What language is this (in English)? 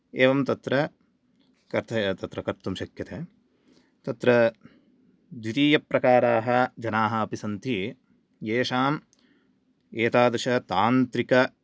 Sanskrit